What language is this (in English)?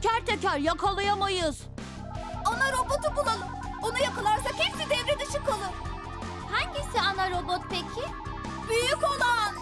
Turkish